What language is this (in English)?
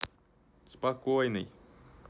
Russian